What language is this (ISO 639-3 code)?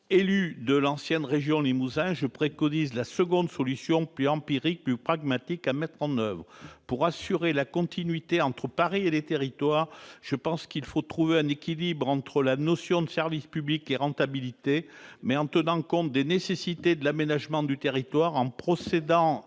fra